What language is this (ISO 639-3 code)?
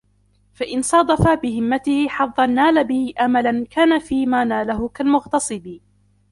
ara